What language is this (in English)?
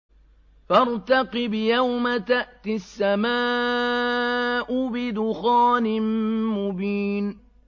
Arabic